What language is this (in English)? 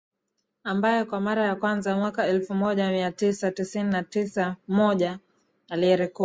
Swahili